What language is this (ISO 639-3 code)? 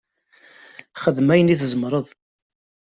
kab